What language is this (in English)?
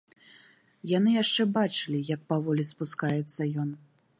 Belarusian